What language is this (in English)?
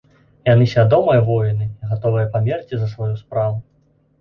Belarusian